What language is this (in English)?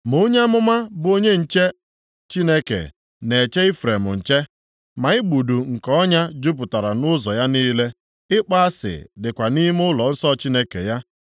Igbo